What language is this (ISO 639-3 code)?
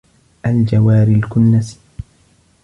ara